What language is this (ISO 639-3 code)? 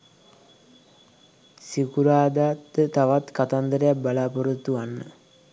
sin